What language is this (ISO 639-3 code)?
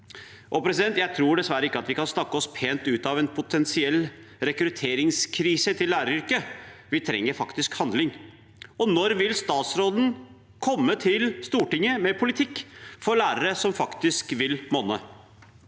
nor